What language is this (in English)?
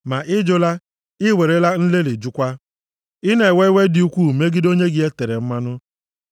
Igbo